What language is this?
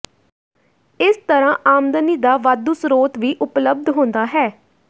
Punjabi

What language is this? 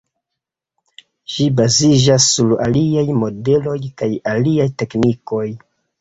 Esperanto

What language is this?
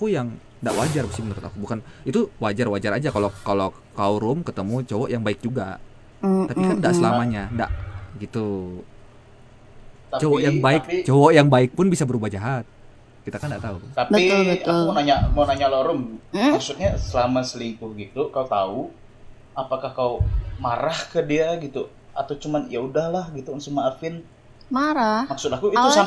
Indonesian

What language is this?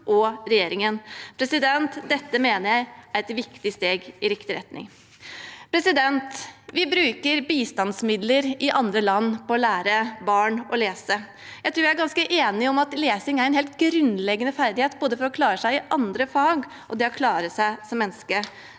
Norwegian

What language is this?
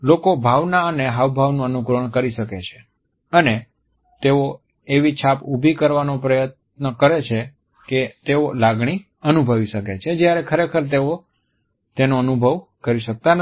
Gujarati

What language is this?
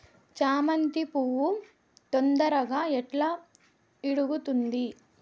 Telugu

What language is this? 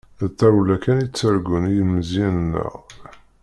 Kabyle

